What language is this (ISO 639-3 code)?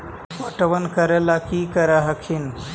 mag